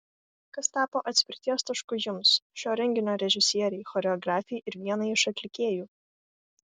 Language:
Lithuanian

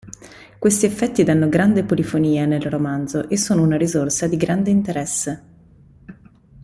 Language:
Italian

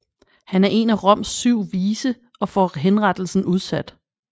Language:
Danish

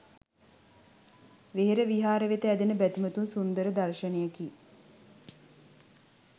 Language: Sinhala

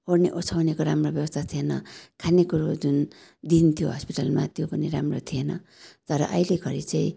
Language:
Nepali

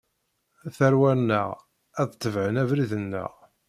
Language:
Kabyle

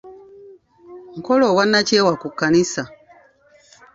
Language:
Ganda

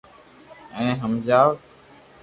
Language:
Loarki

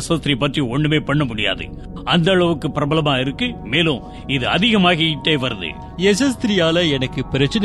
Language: Tamil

